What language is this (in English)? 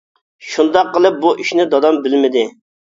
Uyghur